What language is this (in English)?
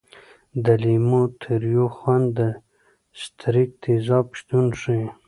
Pashto